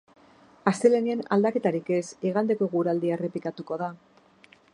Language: Basque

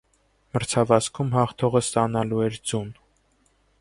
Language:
Armenian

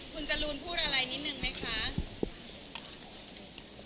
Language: Thai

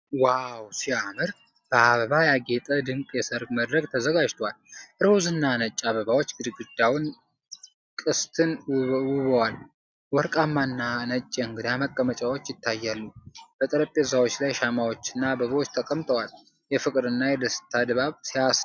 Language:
Amharic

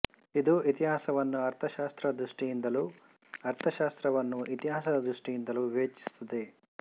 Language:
Kannada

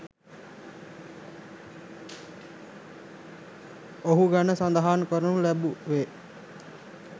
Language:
Sinhala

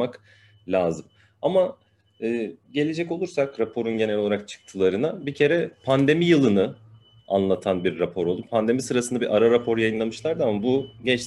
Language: Turkish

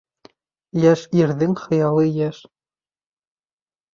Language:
Bashkir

